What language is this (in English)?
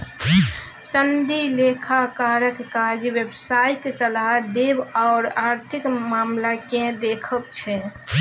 Maithili